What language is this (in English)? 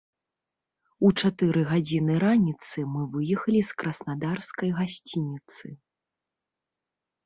Belarusian